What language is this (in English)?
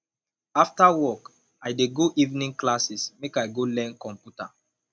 Nigerian Pidgin